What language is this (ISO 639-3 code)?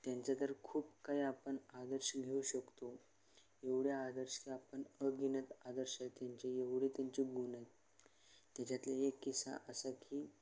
mar